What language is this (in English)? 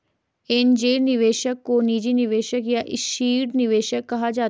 Hindi